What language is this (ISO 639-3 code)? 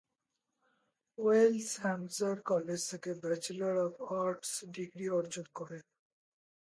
ben